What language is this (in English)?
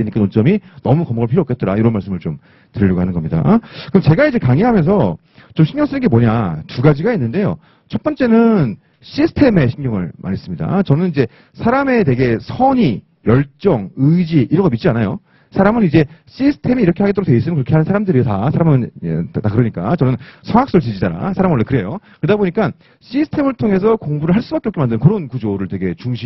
Korean